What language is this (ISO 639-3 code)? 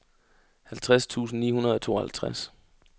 dan